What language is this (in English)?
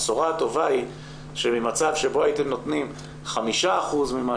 Hebrew